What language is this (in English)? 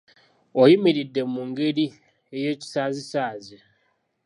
Ganda